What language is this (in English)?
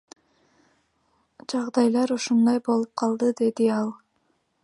Kyrgyz